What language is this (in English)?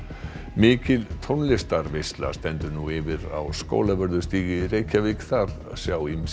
Icelandic